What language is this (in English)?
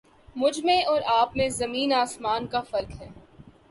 Urdu